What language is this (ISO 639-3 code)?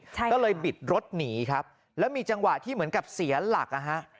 tha